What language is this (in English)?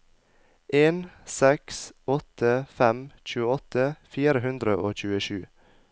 Norwegian